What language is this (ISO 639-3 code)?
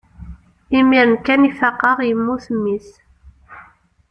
kab